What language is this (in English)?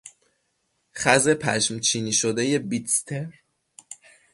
Persian